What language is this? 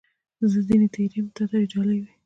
Pashto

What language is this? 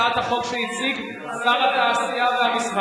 Hebrew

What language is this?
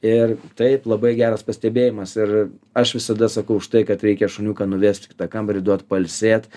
Lithuanian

